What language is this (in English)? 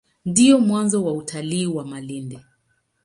Swahili